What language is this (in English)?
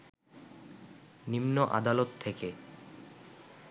Bangla